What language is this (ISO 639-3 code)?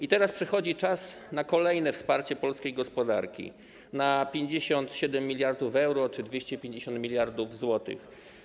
pol